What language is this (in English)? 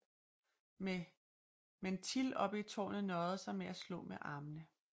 Danish